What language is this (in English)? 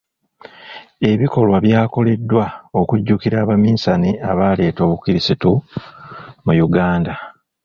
Ganda